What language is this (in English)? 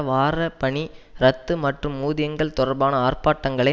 Tamil